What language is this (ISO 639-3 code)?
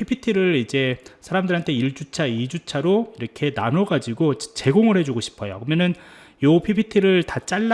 kor